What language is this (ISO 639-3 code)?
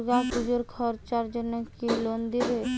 ben